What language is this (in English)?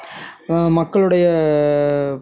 Tamil